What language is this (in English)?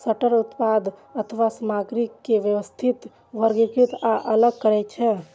Maithili